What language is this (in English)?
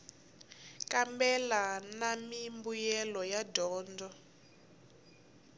Tsonga